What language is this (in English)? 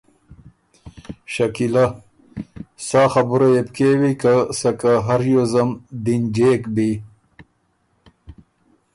Ormuri